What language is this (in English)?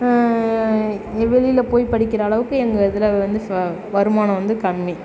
Tamil